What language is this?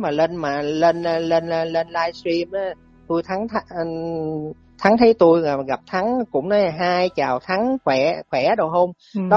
Vietnamese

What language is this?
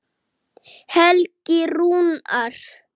Icelandic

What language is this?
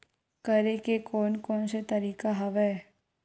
Chhattisgarhi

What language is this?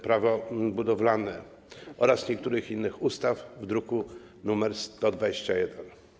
Polish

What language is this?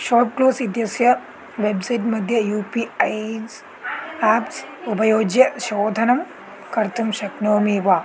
Sanskrit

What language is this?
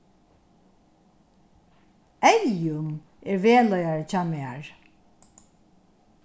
Faroese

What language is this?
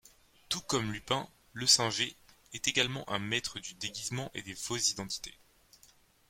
French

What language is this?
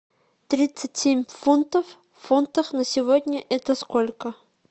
Russian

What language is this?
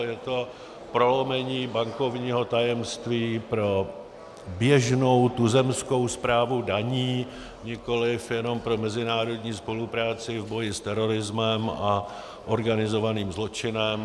Czech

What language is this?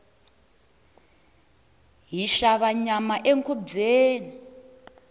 Tsonga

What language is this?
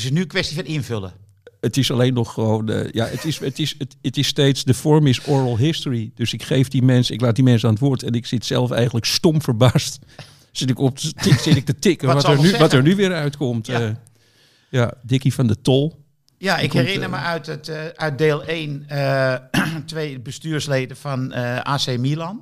Dutch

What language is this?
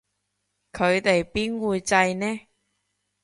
Cantonese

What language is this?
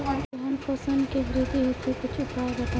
Bhojpuri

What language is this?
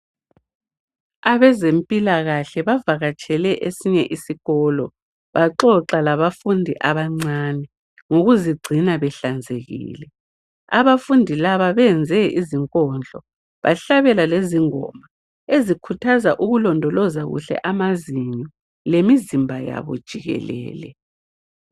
North Ndebele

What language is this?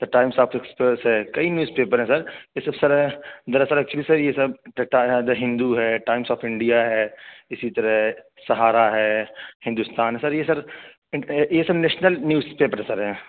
Urdu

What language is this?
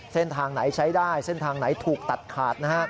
Thai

